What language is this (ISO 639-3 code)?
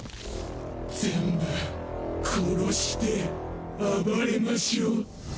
jpn